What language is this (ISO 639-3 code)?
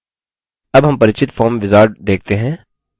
hin